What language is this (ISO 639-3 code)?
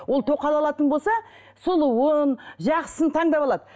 kaz